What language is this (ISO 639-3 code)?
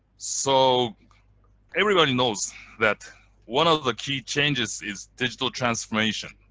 eng